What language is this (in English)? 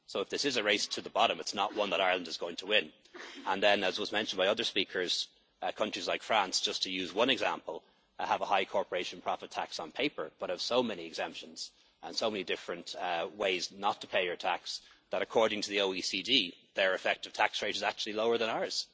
English